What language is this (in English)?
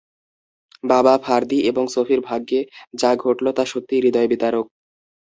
Bangla